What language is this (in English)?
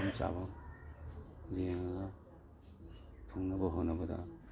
Manipuri